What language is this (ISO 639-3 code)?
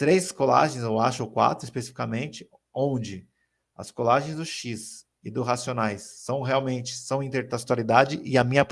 por